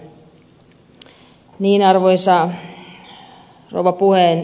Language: Finnish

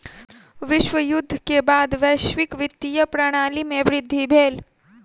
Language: Maithili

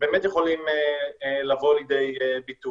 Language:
Hebrew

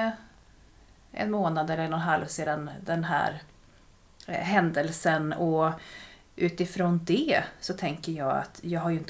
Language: Swedish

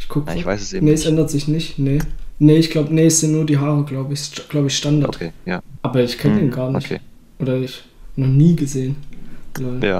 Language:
German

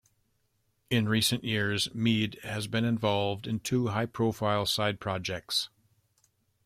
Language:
English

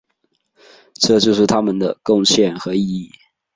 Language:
Chinese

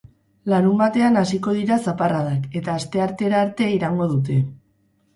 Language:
Basque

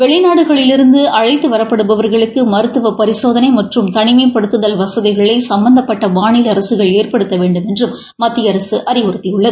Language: Tamil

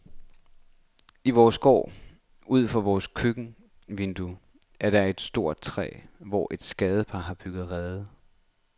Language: Danish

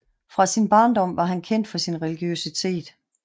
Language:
Danish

